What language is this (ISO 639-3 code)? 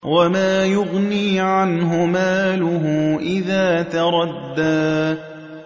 ara